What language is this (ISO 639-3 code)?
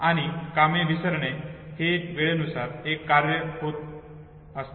mar